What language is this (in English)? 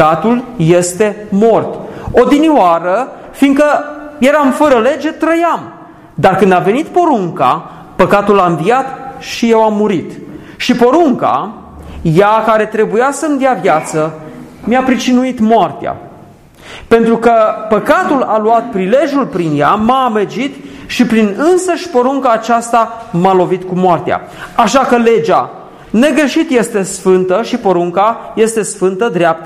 Romanian